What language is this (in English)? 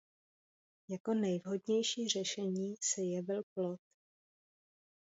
Czech